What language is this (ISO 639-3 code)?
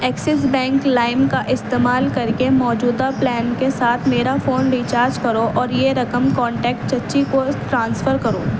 urd